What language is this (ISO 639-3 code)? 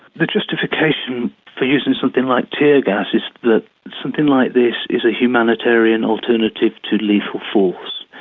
eng